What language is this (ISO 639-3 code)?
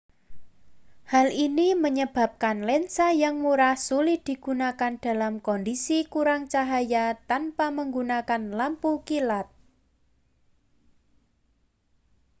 ind